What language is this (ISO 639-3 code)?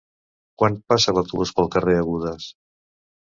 cat